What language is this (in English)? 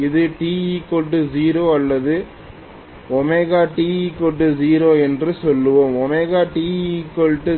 Tamil